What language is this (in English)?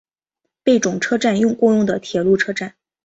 Chinese